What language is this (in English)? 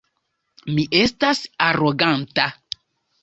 Esperanto